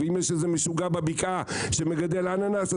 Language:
Hebrew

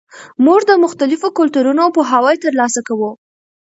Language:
Pashto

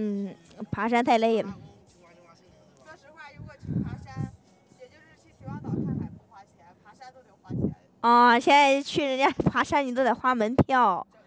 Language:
Chinese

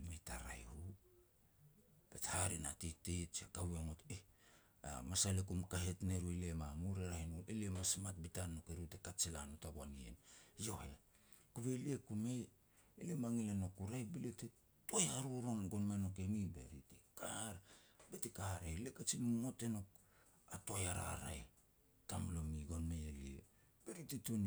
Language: Petats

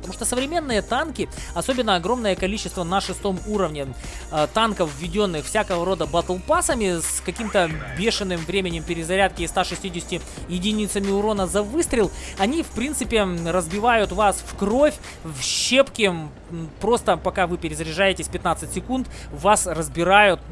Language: Russian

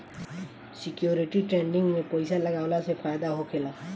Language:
Bhojpuri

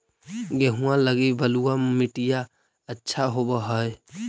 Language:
Magahi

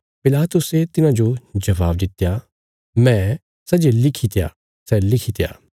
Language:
Bilaspuri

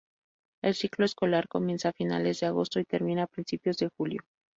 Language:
Spanish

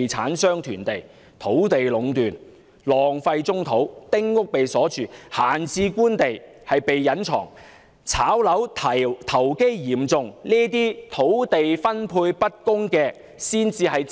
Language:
Cantonese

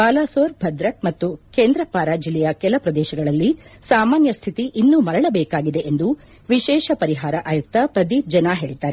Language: Kannada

